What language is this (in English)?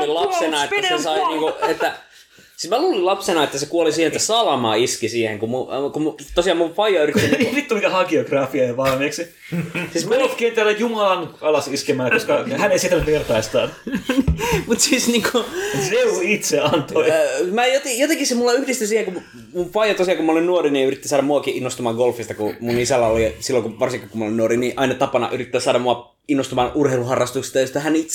Finnish